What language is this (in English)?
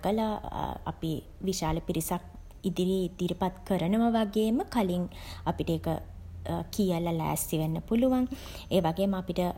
Sinhala